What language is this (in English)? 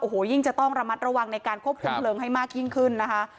Thai